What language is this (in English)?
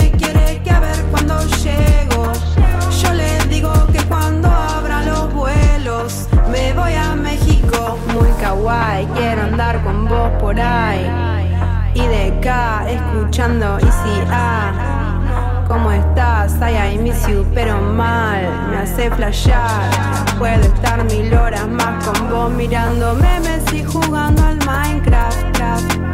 Spanish